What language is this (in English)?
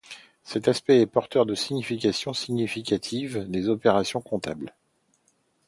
French